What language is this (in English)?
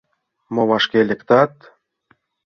Mari